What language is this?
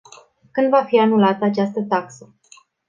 Romanian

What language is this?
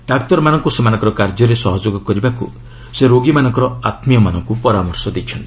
Odia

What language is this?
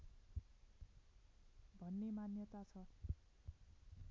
Nepali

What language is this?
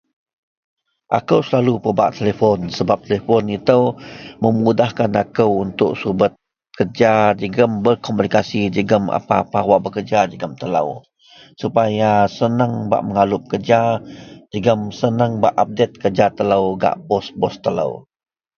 Central Melanau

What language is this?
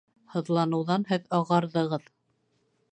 Bashkir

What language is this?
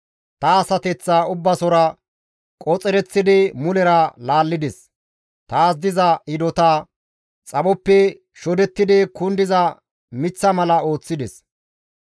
Gamo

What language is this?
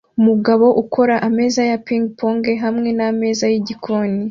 Kinyarwanda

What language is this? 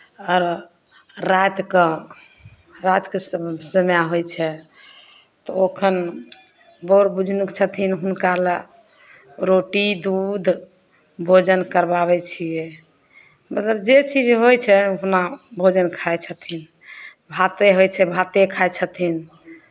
Maithili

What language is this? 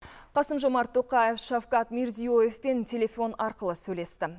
Kazakh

